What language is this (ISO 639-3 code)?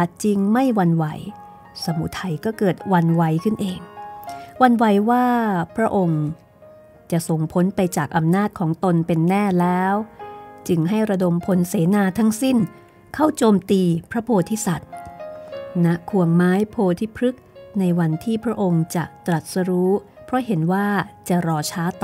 tha